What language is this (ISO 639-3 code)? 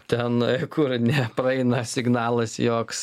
lit